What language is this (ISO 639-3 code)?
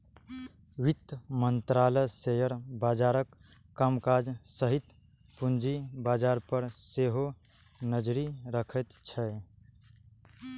mai